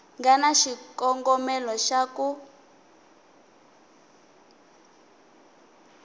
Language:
Tsonga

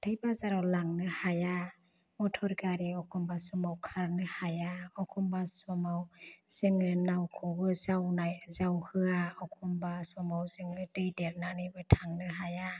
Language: Bodo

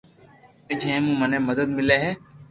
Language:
Loarki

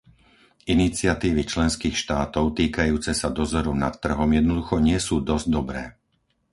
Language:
Slovak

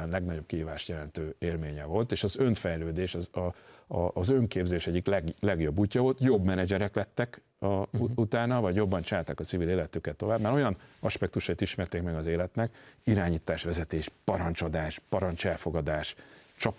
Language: Hungarian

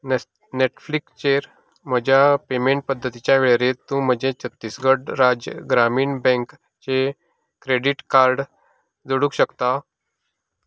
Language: Konkani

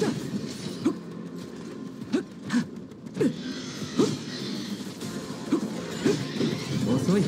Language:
Japanese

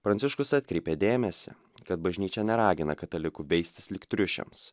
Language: Lithuanian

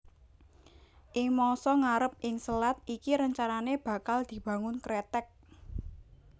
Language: Javanese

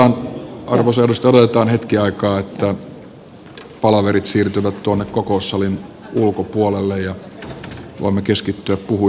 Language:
Finnish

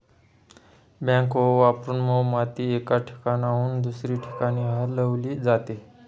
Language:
Marathi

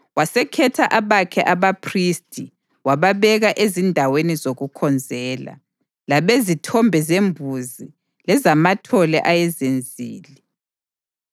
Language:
North Ndebele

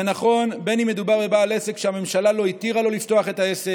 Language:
Hebrew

